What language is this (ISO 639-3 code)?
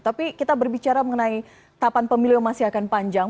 ind